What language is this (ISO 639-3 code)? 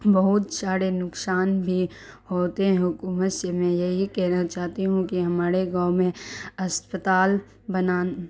urd